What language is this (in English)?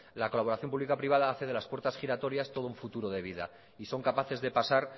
Spanish